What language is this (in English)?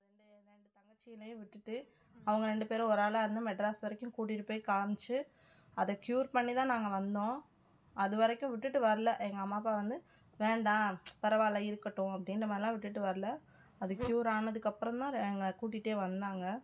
Tamil